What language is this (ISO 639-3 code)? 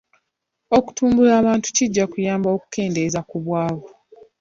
lug